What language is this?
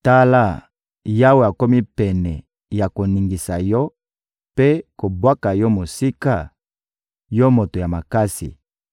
Lingala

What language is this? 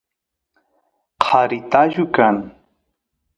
Santiago del Estero Quichua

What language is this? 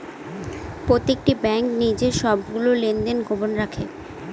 Bangla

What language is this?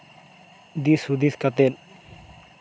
Santali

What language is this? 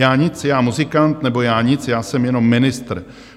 Czech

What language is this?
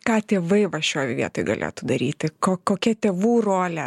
Lithuanian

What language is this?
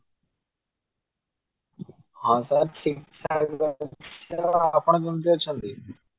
Odia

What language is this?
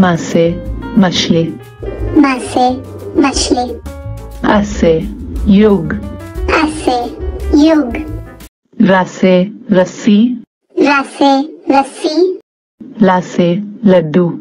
French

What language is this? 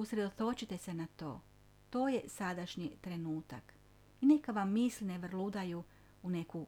Croatian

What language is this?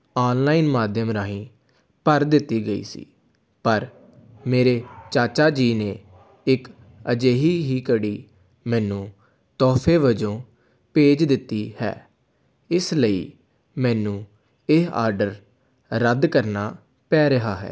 Punjabi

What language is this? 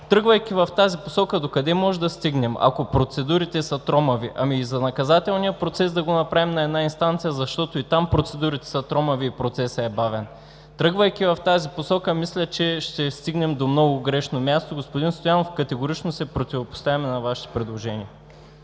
Bulgarian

